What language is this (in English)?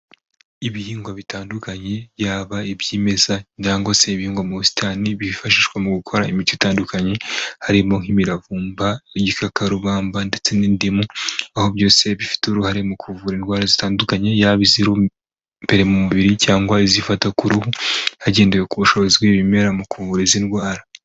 Kinyarwanda